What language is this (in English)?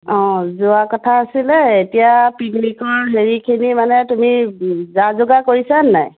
Assamese